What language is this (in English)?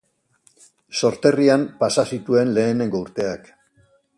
Basque